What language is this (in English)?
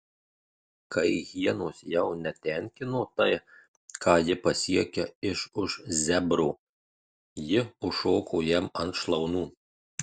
Lithuanian